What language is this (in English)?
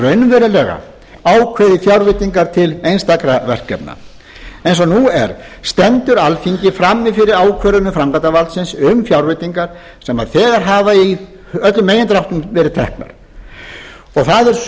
Icelandic